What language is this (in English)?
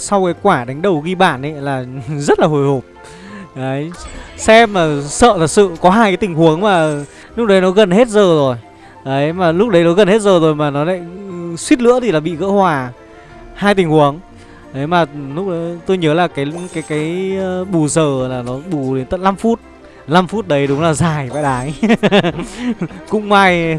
Vietnamese